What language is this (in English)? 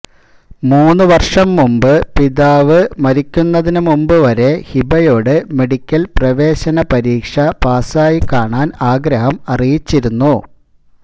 Malayalam